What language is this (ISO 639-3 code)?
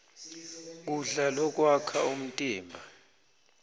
ssw